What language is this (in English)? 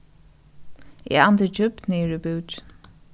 Faroese